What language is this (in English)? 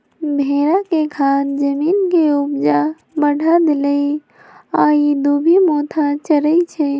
Magahi